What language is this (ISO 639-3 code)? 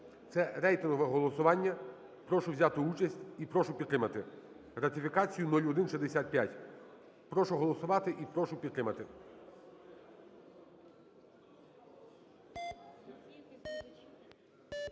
ukr